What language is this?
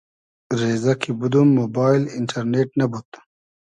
Hazaragi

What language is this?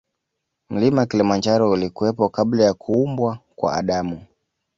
Swahili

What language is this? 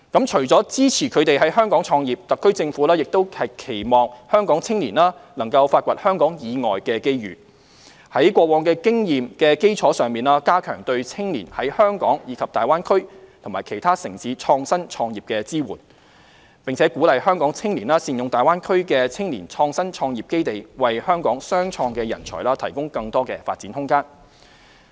Cantonese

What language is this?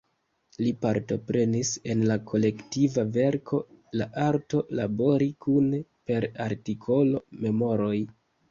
Esperanto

